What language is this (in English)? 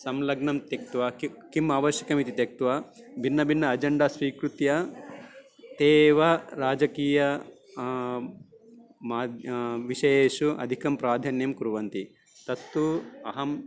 Sanskrit